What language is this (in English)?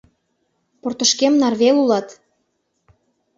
Mari